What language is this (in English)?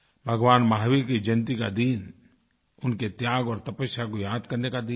Hindi